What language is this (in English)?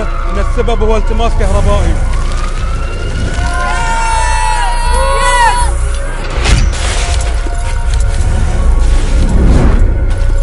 Arabic